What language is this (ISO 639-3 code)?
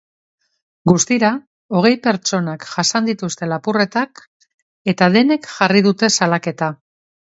eus